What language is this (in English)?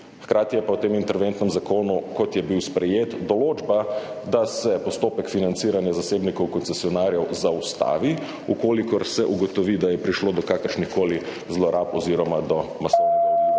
Slovenian